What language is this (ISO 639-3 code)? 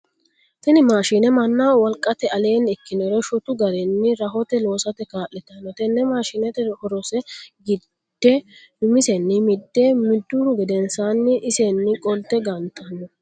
sid